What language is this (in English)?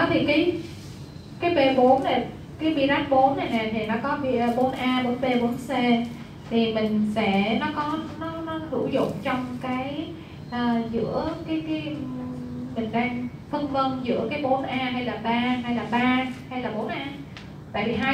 Vietnamese